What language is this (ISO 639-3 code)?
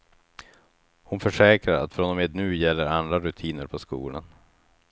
swe